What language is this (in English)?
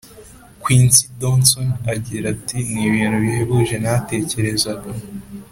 Kinyarwanda